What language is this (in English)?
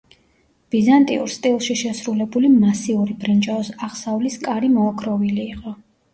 Georgian